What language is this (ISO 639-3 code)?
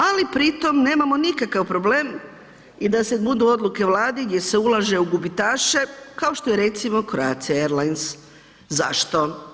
hrv